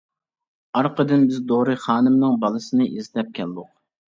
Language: Uyghur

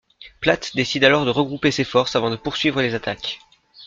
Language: French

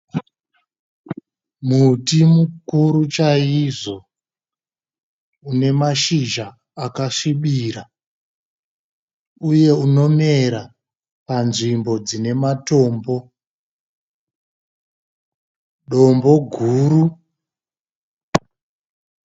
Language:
Shona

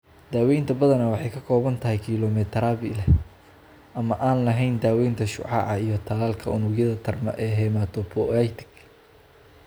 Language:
Somali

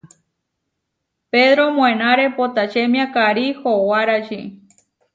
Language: Huarijio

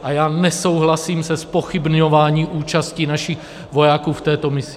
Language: Czech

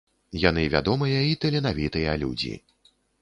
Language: Belarusian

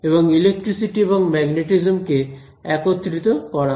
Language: Bangla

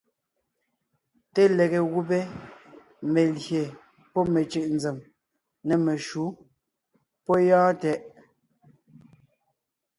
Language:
Ngiemboon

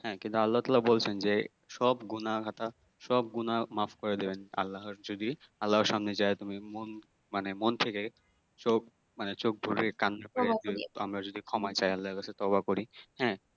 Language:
Bangla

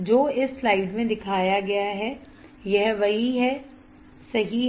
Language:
Hindi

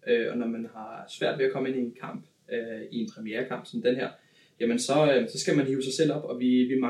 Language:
Danish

